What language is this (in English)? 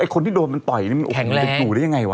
Thai